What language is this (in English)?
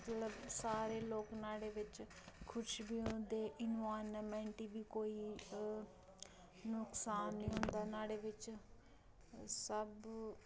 Dogri